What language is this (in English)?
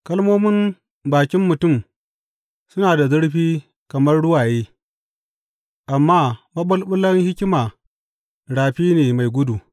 Hausa